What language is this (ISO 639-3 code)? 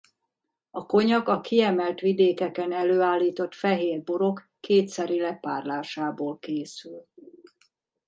hun